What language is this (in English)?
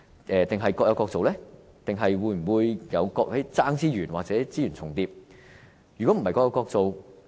Cantonese